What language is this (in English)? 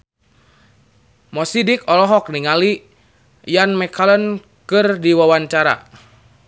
Sundanese